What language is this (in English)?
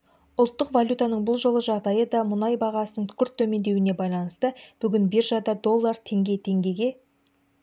Kazakh